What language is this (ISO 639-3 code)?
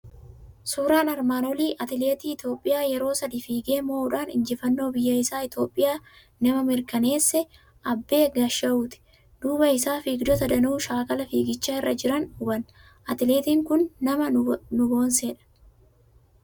orm